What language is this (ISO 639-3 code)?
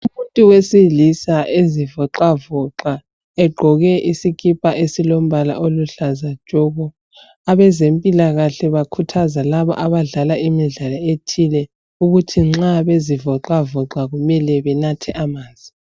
nde